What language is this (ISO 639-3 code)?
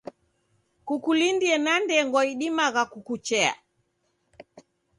dav